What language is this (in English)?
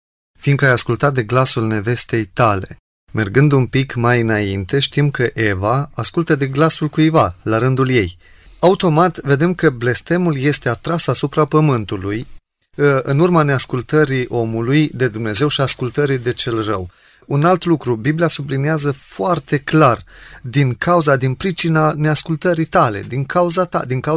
Romanian